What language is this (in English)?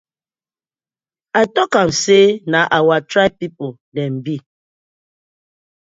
Nigerian Pidgin